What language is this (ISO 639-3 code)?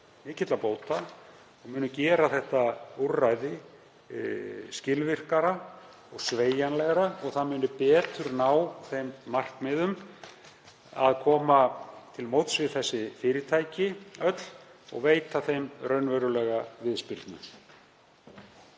isl